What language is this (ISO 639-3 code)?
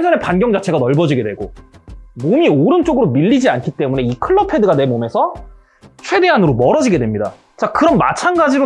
kor